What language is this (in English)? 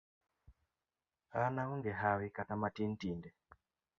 Luo (Kenya and Tanzania)